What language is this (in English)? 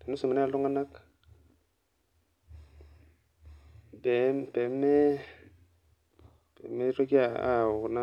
Masai